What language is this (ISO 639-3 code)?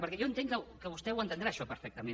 cat